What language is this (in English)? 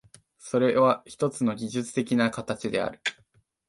Japanese